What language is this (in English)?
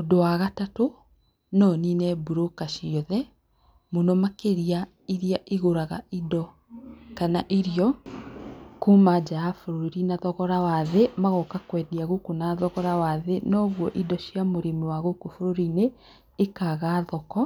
Kikuyu